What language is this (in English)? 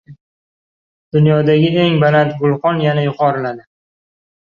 Uzbek